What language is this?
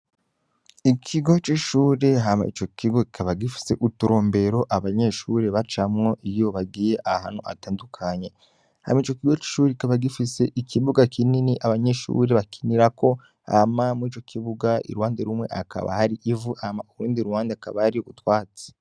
Rundi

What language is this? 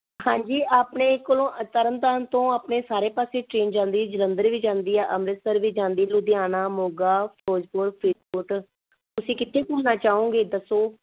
Punjabi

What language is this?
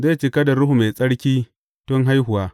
Hausa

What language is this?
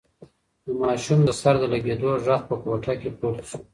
Pashto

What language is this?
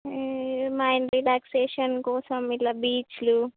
Telugu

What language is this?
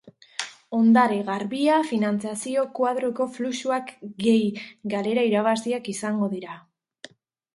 Basque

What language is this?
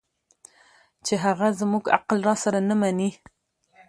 Pashto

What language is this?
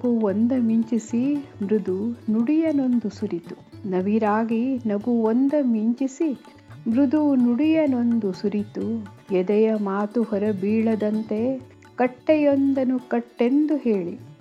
Kannada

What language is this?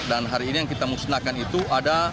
Indonesian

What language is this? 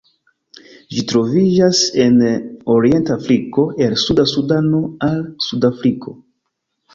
Esperanto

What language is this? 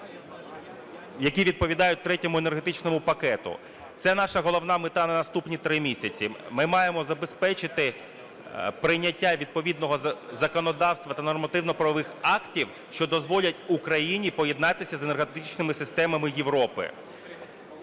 Ukrainian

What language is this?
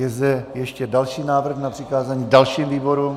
Czech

